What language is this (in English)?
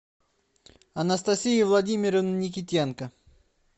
Russian